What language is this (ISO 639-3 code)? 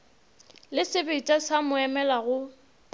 nso